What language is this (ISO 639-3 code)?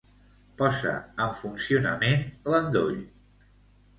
cat